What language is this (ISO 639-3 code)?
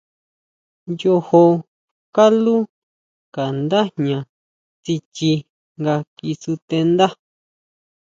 mau